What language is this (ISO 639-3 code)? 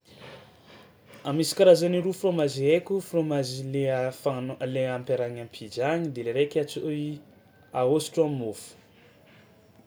xmw